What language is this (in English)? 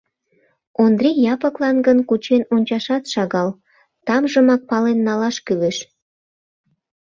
Mari